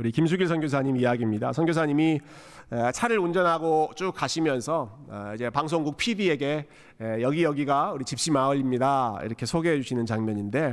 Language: Korean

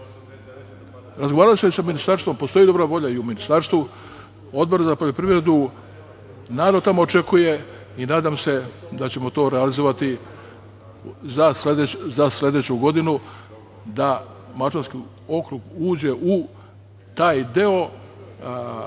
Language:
Serbian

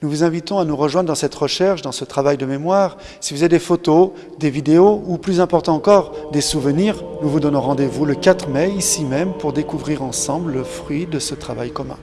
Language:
French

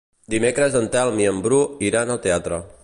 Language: Catalan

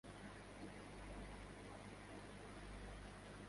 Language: Urdu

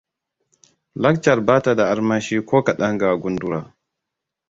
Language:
Hausa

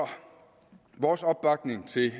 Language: Danish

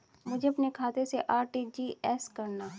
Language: Hindi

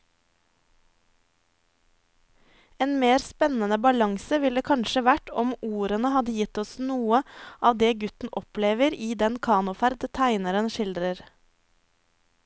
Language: Norwegian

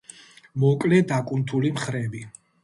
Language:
Georgian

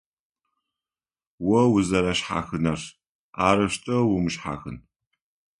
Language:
Adyghe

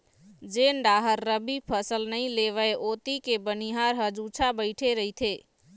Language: Chhattisgarhi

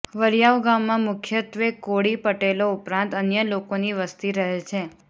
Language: Gujarati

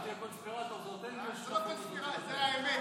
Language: Hebrew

